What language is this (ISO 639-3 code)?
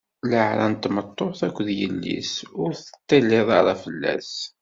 kab